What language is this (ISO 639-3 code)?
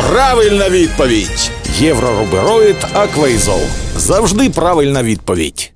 ukr